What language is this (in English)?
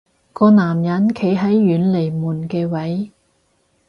Cantonese